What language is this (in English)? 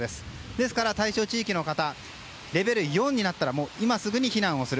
Japanese